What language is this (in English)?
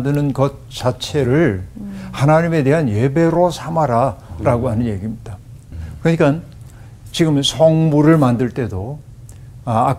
Korean